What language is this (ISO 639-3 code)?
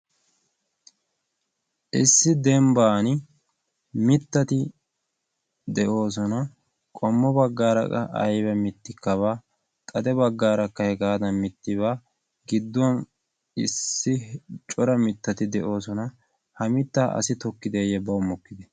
wal